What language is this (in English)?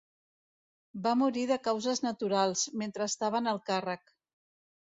Catalan